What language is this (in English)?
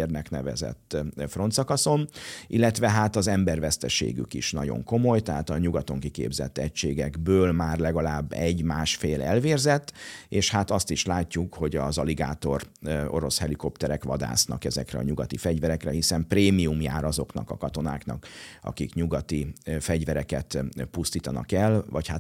Hungarian